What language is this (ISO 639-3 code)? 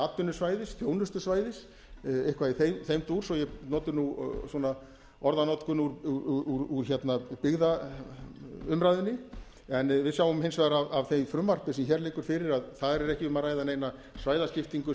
isl